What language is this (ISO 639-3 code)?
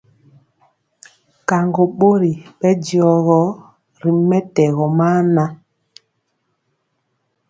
mcx